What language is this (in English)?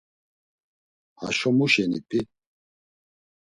Laz